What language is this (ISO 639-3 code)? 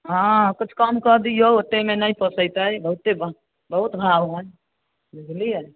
mai